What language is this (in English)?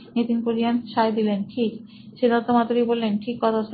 Bangla